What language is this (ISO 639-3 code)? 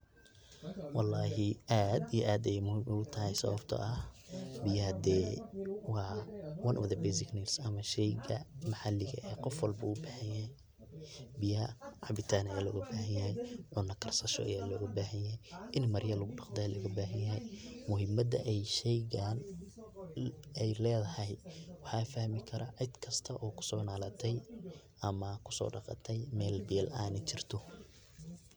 som